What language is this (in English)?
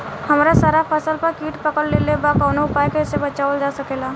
Bhojpuri